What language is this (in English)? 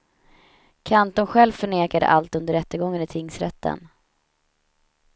Swedish